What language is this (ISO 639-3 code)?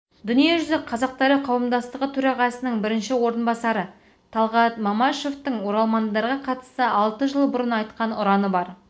kaz